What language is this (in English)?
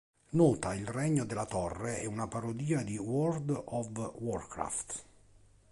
Italian